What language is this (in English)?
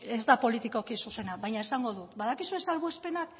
Basque